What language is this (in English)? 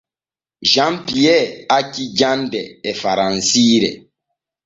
Borgu Fulfulde